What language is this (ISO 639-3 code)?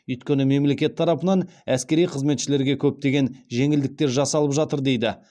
kaz